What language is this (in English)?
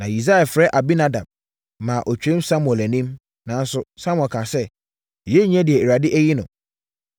Akan